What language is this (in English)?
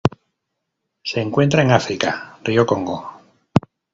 Spanish